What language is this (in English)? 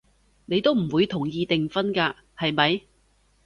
Cantonese